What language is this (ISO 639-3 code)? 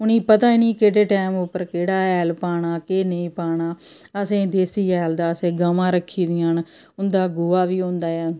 doi